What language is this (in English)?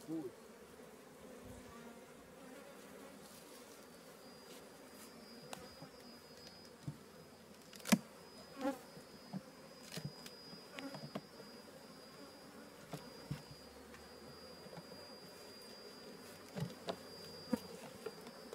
Portuguese